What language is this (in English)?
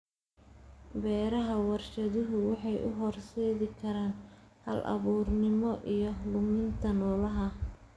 Somali